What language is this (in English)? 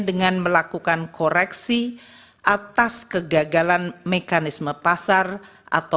Indonesian